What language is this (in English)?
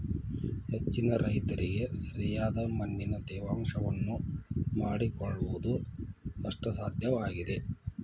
Kannada